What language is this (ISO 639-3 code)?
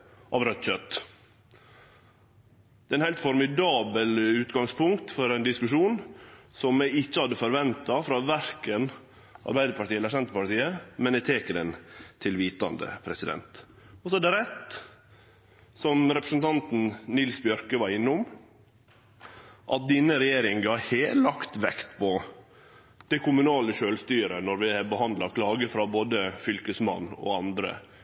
nno